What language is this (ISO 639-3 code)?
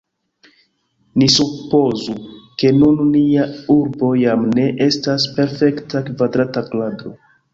epo